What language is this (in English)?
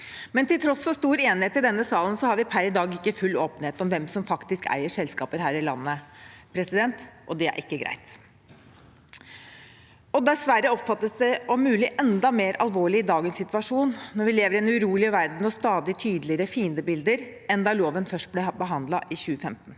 Norwegian